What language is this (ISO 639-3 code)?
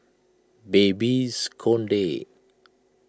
eng